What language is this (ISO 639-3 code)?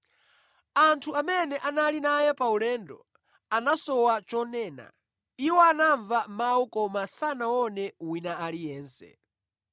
nya